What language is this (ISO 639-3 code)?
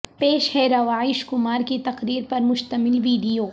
urd